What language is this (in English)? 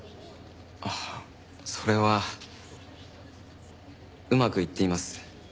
Japanese